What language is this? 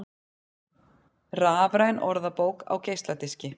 Icelandic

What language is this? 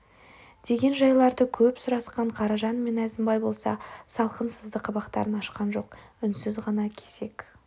Kazakh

